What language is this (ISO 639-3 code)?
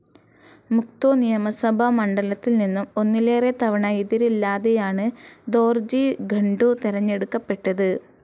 mal